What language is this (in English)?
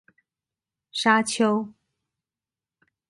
Chinese